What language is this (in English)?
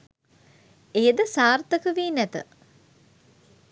Sinhala